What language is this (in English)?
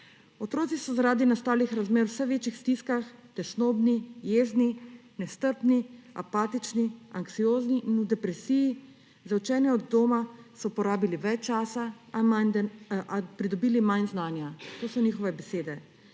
Slovenian